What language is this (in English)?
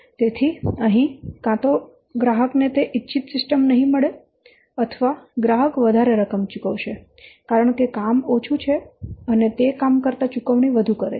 Gujarati